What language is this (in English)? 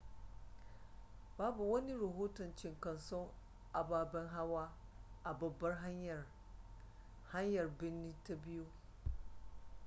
Hausa